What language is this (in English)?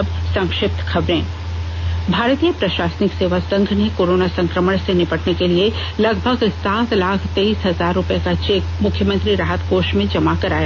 Hindi